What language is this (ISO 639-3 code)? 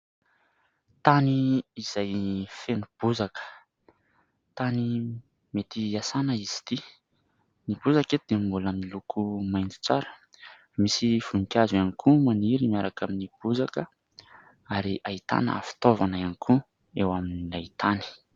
mlg